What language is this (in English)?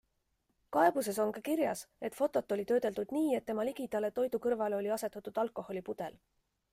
Estonian